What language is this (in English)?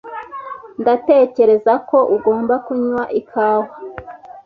Kinyarwanda